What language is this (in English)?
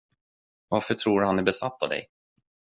Swedish